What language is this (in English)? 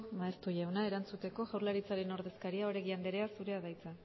Basque